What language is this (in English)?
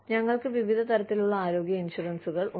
Malayalam